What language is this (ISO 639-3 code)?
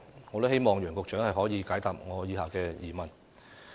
yue